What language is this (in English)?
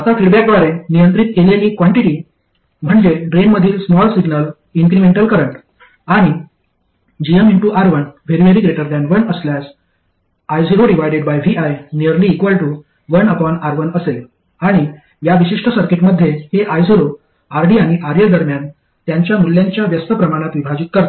Marathi